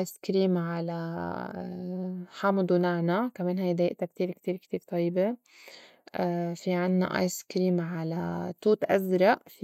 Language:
North Levantine Arabic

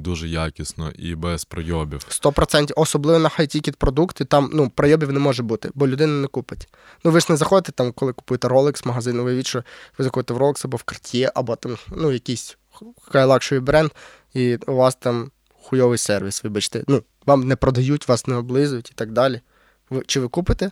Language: Ukrainian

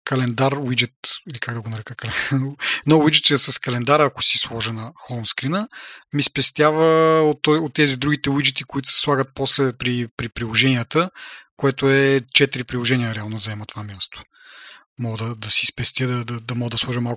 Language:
Bulgarian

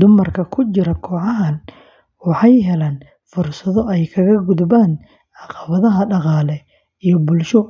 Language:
Somali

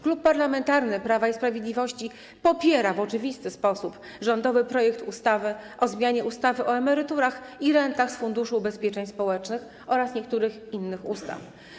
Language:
Polish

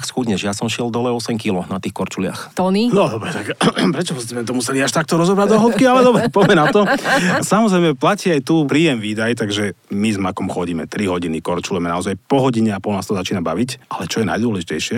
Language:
Slovak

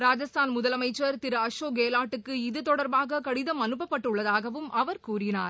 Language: Tamil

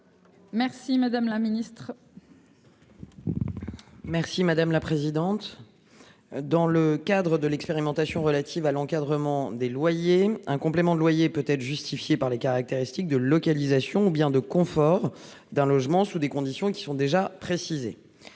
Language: French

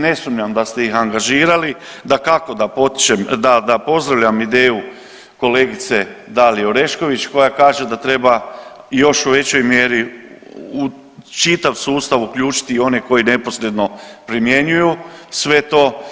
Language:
Croatian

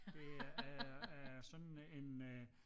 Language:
Danish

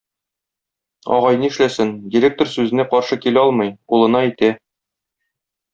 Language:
Tatar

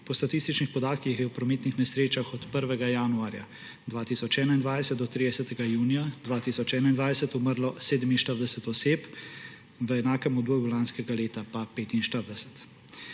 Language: Slovenian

